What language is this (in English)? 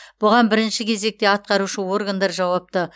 Kazakh